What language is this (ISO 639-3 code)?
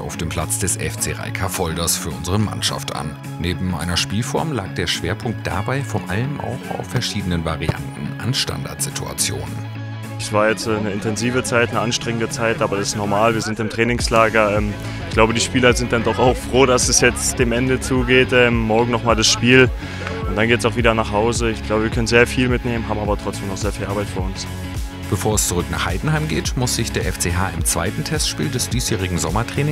deu